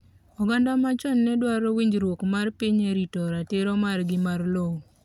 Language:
Luo (Kenya and Tanzania)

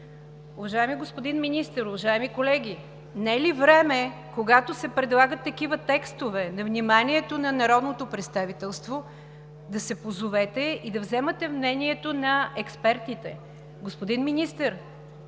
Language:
Bulgarian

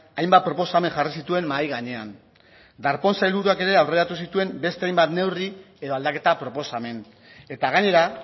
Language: Basque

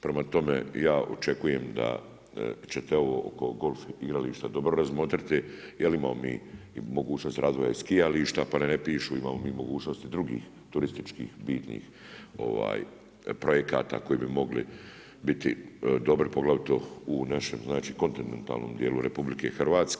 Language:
Croatian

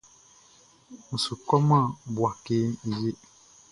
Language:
Baoulé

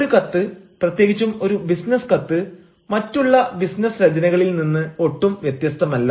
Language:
Malayalam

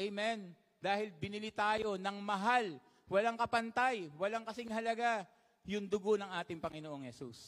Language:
Filipino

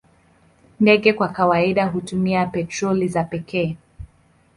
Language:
Swahili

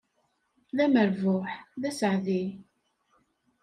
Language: Kabyle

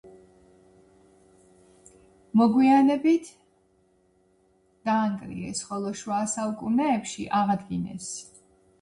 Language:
Georgian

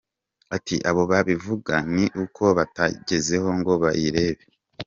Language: Kinyarwanda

